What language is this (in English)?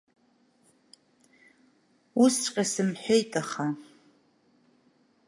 Abkhazian